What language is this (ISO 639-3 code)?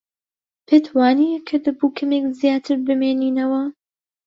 ckb